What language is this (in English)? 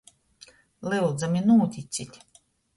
Latgalian